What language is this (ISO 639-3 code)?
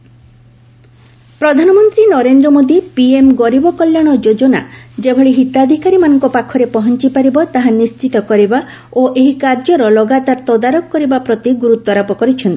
ori